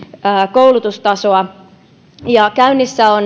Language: Finnish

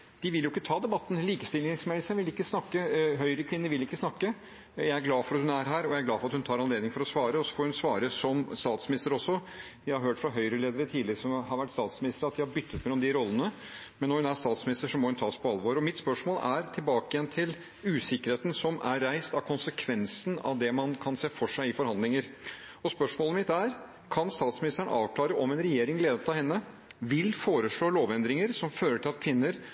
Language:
Norwegian Bokmål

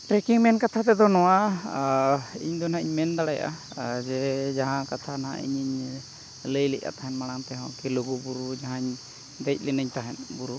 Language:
Santali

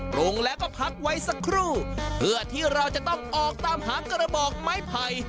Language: Thai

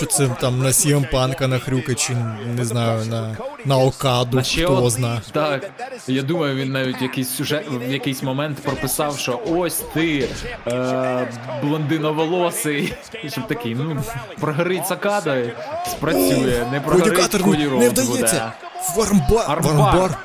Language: Ukrainian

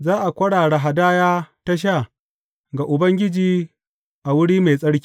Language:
Hausa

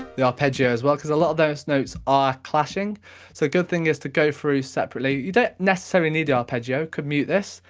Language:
English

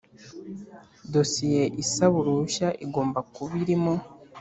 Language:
Kinyarwanda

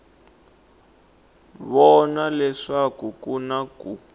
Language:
Tsonga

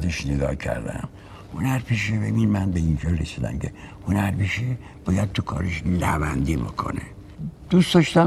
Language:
Persian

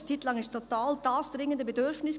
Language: Swiss German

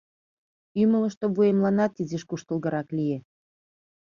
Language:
Mari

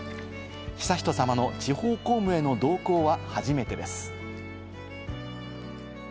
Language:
Japanese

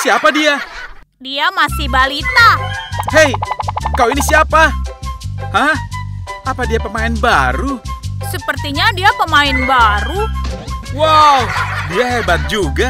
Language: Indonesian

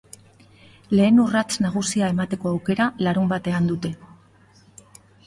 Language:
Basque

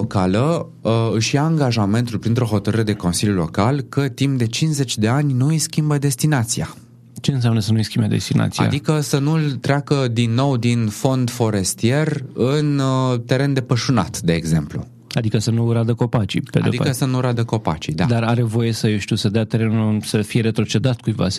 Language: Romanian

